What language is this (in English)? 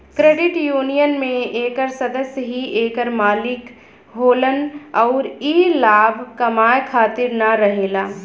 Bhojpuri